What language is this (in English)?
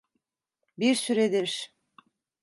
Turkish